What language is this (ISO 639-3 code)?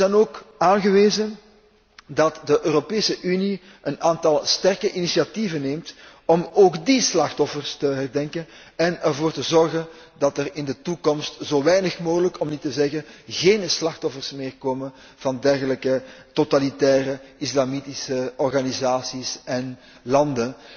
nld